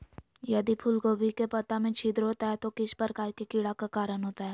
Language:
Magahi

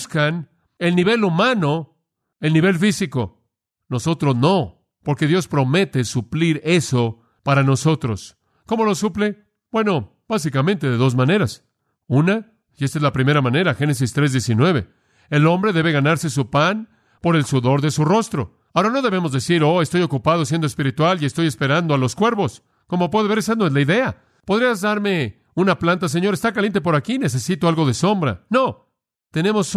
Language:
Spanish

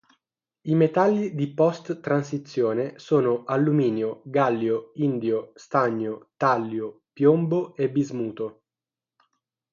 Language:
Italian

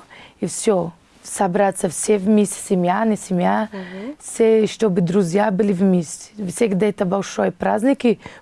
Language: Russian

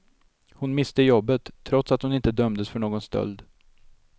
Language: Swedish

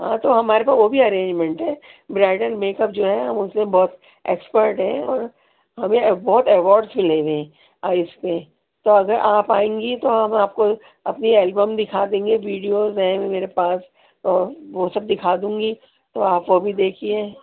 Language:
Urdu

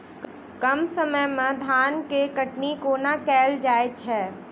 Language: Maithili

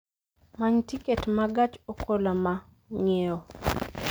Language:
Luo (Kenya and Tanzania)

